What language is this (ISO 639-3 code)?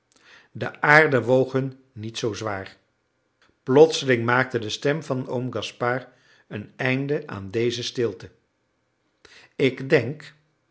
nld